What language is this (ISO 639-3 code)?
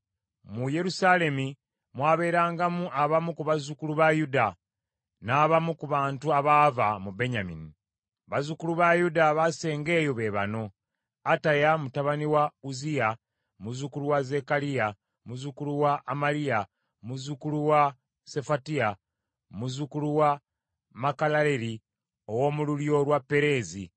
lug